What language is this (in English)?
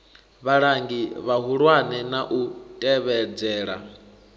Venda